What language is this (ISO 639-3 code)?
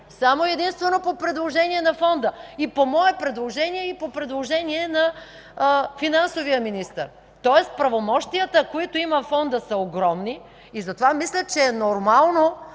bul